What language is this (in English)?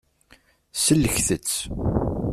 Kabyle